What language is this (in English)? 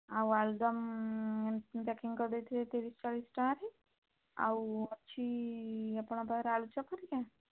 Odia